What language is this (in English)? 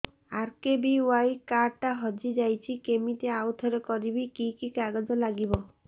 Odia